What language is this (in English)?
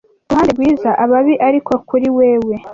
Kinyarwanda